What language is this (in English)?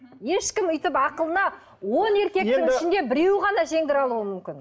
Kazakh